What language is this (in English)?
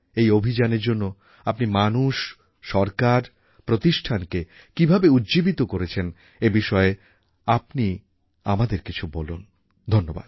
Bangla